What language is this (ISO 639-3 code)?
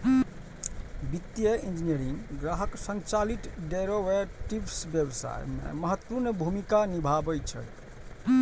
mai